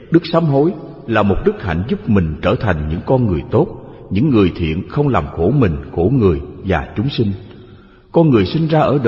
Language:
Vietnamese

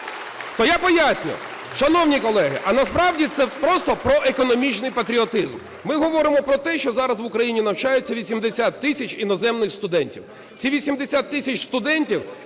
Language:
Ukrainian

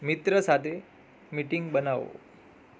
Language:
Gujarati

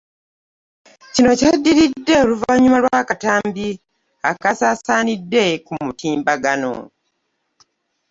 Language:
Ganda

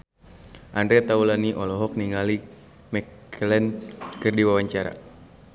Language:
Sundanese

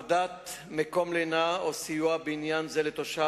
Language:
Hebrew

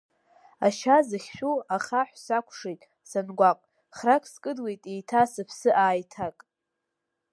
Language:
Abkhazian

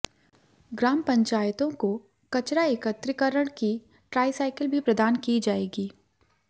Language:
Hindi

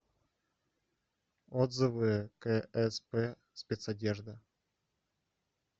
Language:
Russian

